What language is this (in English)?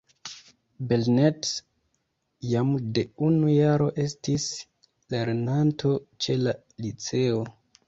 Esperanto